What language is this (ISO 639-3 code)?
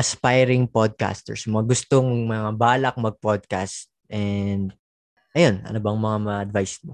fil